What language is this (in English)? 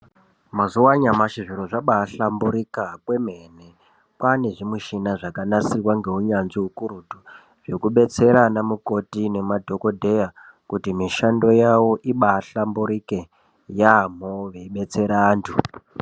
Ndau